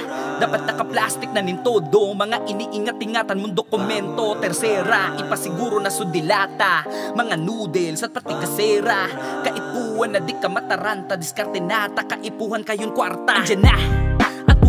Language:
Portuguese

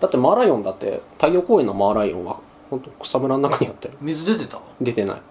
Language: Japanese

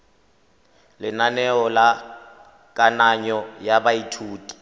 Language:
Tswana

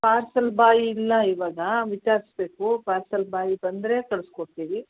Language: Kannada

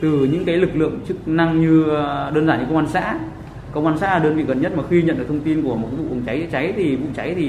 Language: Vietnamese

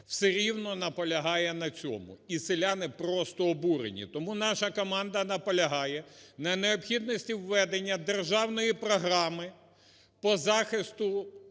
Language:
Ukrainian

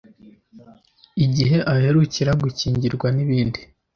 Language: Kinyarwanda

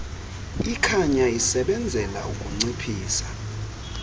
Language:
Xhosa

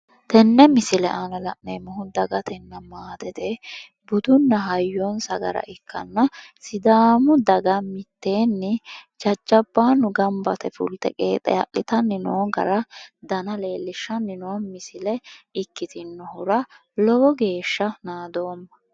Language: Sidamo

